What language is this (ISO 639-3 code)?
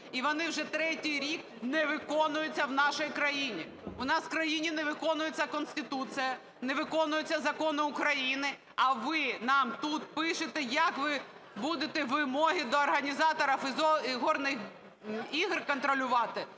ukr